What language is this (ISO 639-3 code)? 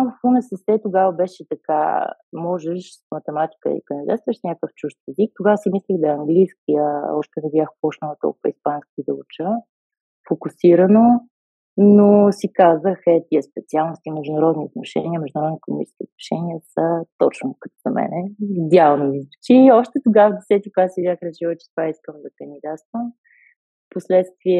bul